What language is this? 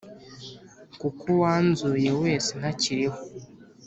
Kinyarwanda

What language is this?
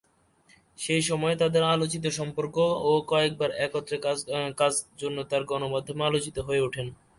Bangla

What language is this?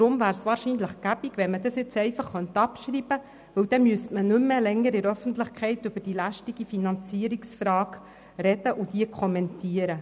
Swiss German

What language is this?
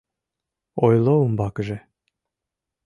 Mari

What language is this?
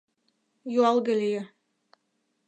Mari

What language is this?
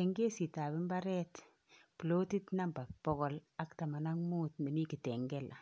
Kalenjin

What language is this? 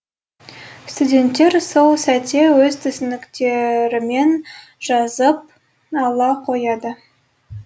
Kazakh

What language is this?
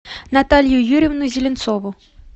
Russian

